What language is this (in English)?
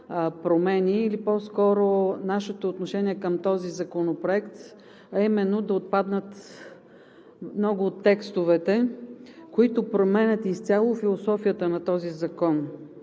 Bulgarian